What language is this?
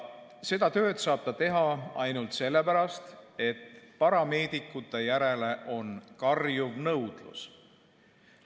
Estonian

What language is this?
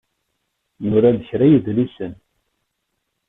Kabyle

